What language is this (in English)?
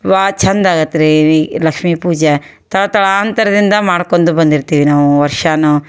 Kannada